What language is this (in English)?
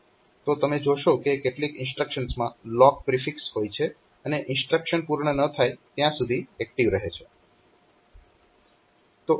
Gujarati